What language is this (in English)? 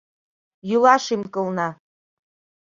Mari